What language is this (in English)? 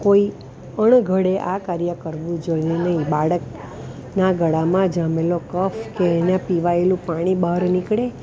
Gujarati